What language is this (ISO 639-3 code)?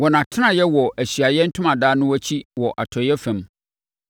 aka